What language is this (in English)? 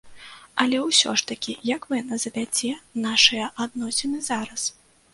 Belarusian